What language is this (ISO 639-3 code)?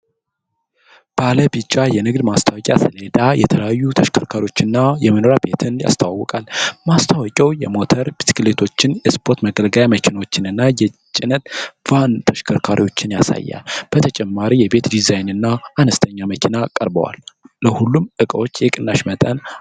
amh